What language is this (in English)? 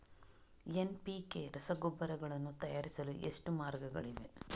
Kannada